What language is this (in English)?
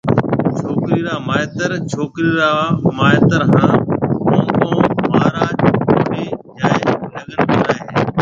Marwari (Pakistan)